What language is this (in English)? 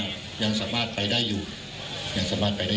Thai